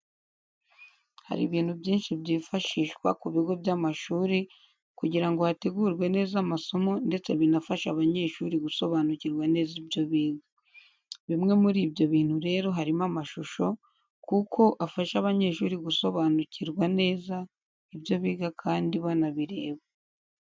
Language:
Kinyarwanda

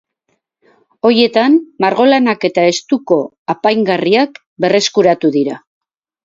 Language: Basque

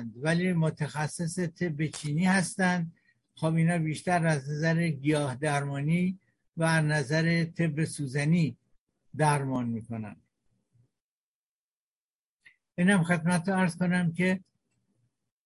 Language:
Persian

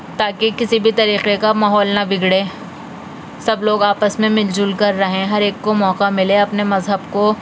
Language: Urdu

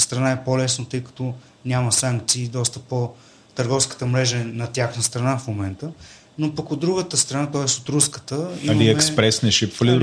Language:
Bulgarian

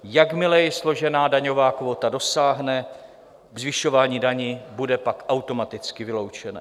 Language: Czech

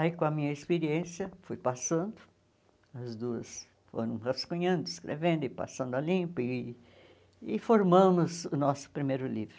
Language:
Portuguese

